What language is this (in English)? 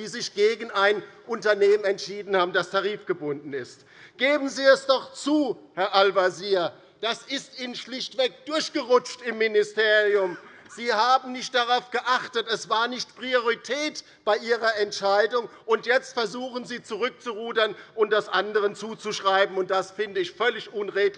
German